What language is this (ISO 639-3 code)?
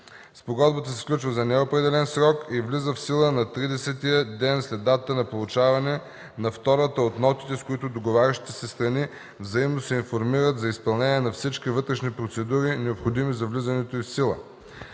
bul